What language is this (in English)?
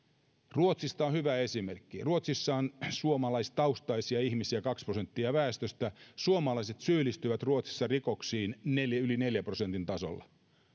Finnish